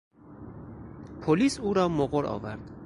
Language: Persian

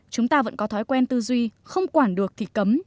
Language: Vietnamese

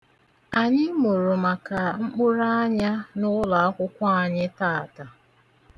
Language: Igbo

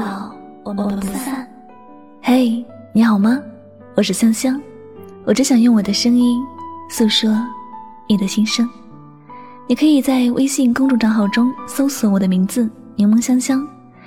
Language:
Chinese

